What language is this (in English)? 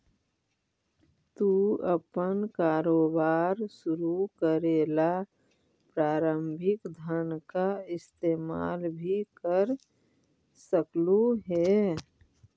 Magahi